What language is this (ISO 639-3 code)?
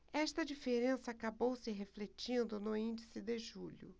por